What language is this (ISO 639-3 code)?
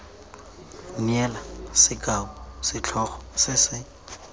tsn